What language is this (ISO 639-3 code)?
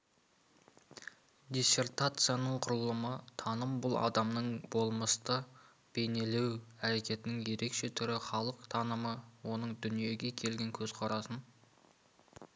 kaz